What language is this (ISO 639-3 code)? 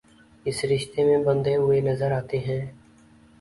urd